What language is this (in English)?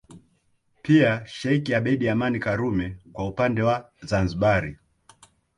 Swahili